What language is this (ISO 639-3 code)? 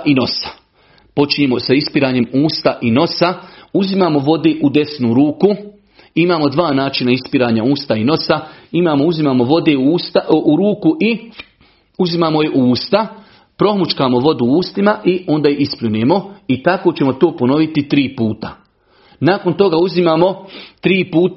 hrv